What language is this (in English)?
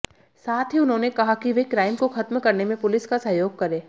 Hindi